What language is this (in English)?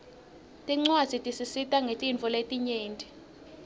Swati